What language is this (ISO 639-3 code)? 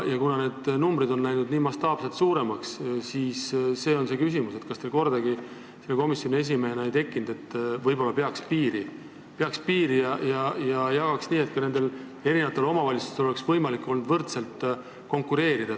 est